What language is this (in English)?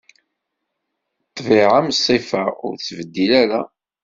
Kabyle